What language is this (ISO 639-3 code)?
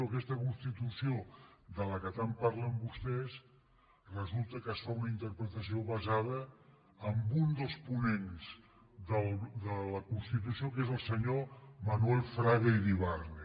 cat